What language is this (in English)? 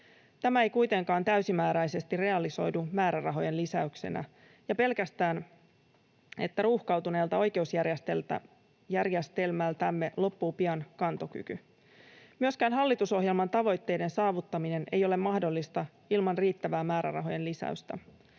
Finnish